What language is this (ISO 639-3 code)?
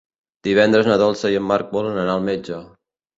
cat